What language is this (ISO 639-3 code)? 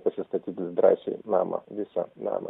lit